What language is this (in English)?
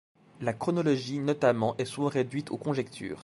French